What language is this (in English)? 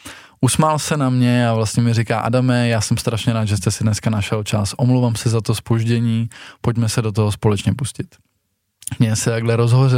Czech